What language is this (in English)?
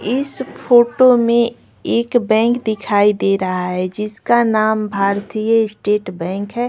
Hindi